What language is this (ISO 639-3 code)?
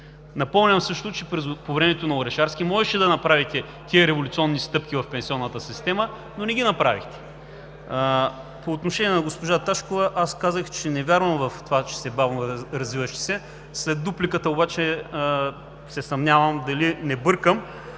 bul